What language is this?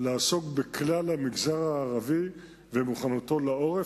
Hebrew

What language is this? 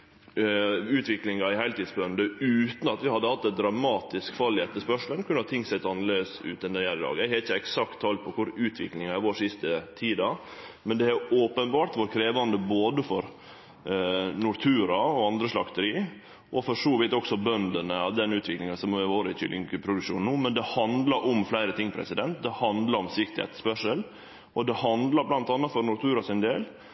Norwegian Nynorsk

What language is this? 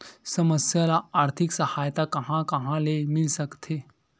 Chhattisgarhi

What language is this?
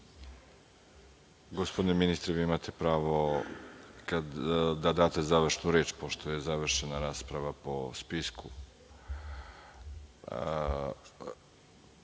Serbian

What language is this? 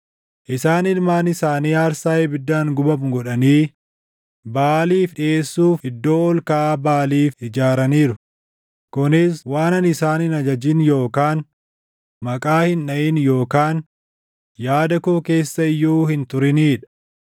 Oromo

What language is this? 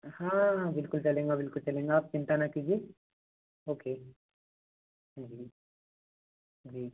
Hindi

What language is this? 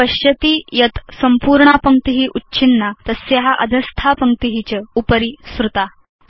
Sanskrit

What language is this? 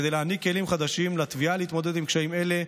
Hebrew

